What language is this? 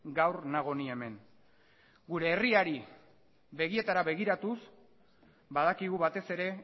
Basque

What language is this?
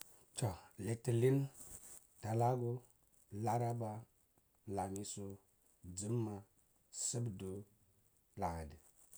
Cibak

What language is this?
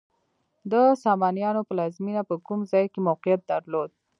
Pashto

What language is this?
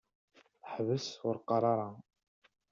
Kabyle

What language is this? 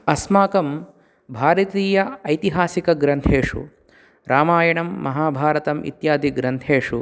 Sanskrit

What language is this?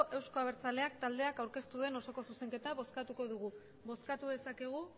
Basque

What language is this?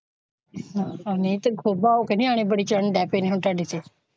Punjabi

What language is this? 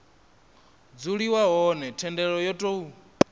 Venda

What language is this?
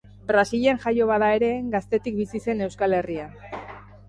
Basque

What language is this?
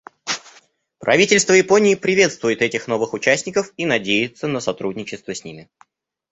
Russian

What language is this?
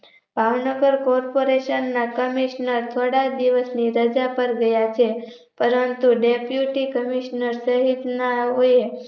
Gujarati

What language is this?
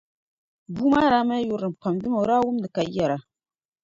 Dagbani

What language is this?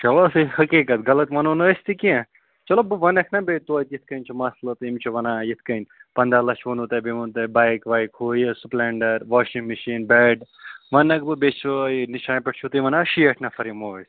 Kashmiri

